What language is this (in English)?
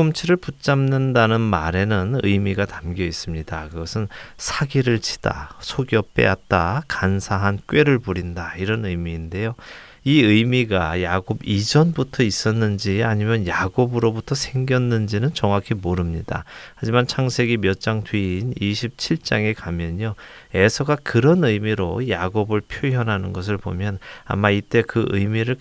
Korean